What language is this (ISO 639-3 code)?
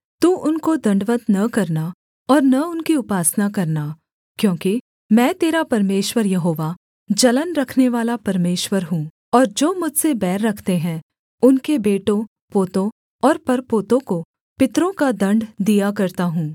hin